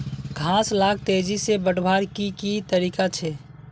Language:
Magahi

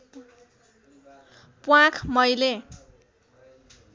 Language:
Nepali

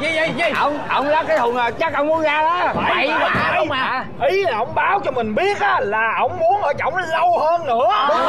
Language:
Vietnamese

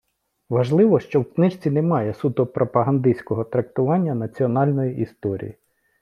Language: Ukrainian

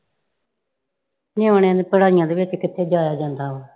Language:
Punjabi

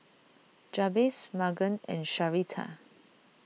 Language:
English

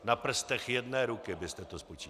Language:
Czech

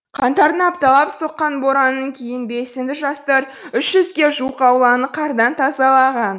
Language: Kazakh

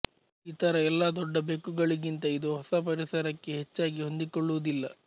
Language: Kannada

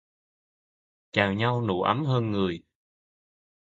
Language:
Vietnamese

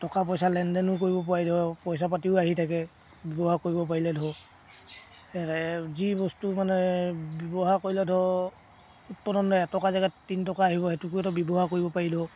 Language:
Assamese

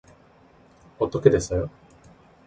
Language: Korean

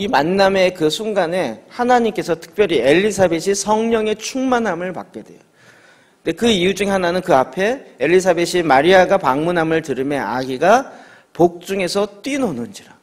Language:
Korean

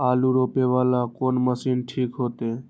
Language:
Maithili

